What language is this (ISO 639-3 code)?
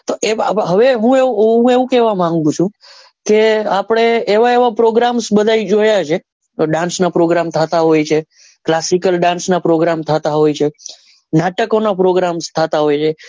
guj